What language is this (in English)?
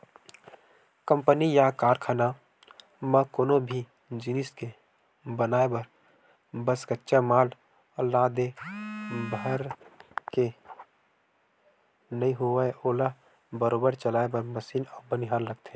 Chhattisgarhi